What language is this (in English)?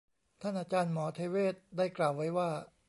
Thai